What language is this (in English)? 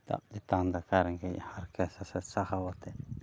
Santali